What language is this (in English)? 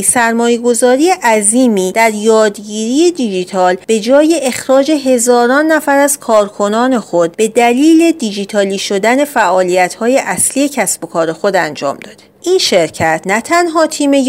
Persian